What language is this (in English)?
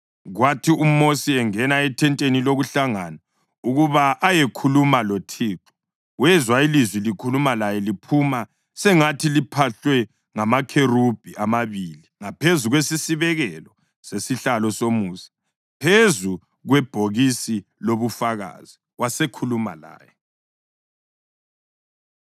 North Ndebele